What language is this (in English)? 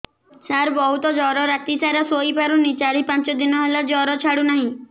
Odia